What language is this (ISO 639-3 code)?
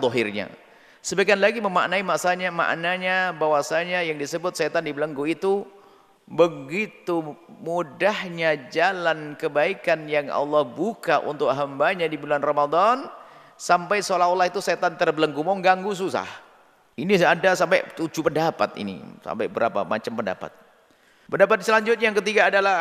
ind